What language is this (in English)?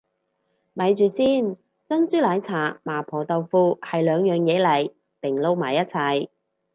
Cantonese